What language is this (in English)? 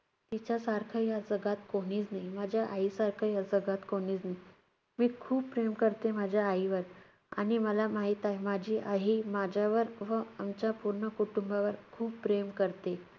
Marathi